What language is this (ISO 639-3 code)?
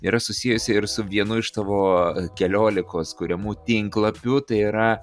lit